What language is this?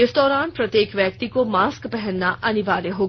Hindi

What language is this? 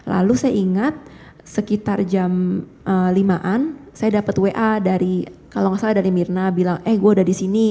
Indonesian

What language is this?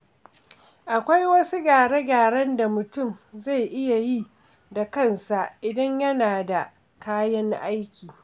Hausa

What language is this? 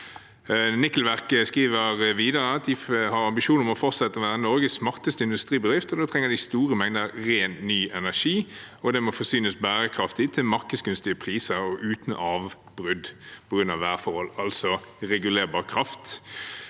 Norwegian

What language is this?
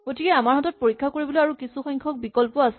Assamese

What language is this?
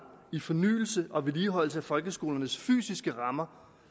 Danish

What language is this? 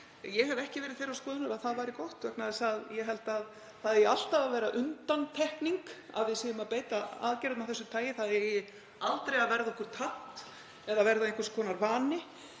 Icelandic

